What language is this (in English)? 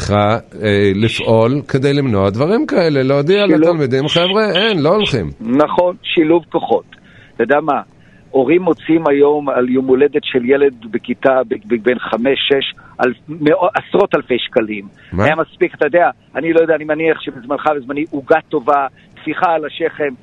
Hebrew